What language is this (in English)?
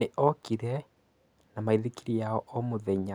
Kikuyu